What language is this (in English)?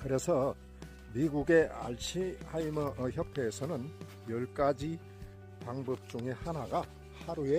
Korean